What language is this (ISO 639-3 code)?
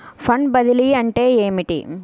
tel